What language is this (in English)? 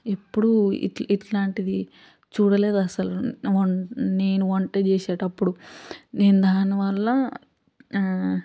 Telugu